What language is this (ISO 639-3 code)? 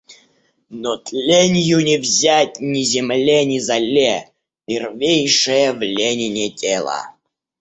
rus